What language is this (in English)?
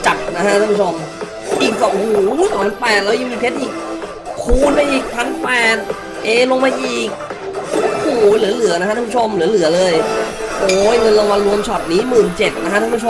Thai